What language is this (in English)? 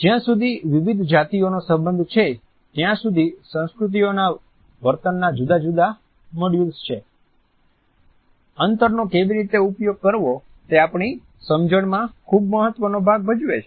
Gujarati